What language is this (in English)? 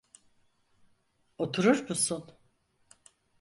Turkish